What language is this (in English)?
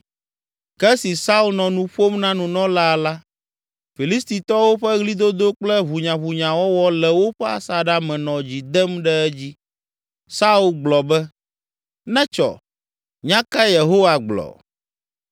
Ewe